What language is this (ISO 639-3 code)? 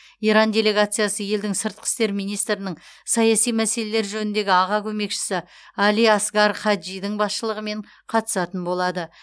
kaz